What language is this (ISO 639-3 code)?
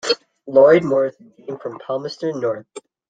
eng